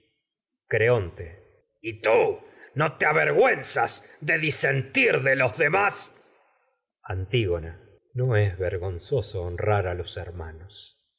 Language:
Spanish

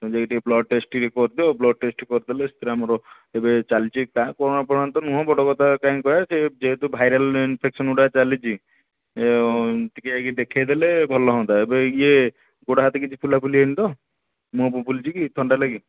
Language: Odia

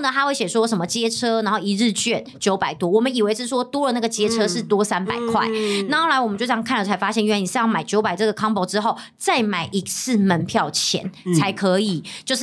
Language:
Chinese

